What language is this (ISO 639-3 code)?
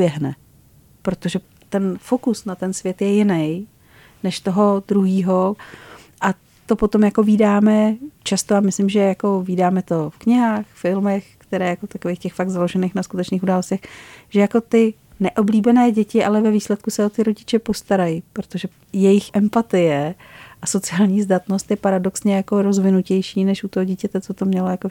ces